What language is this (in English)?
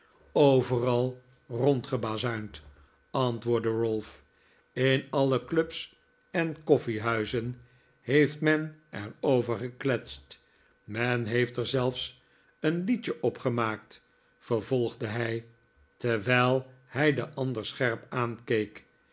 Dutch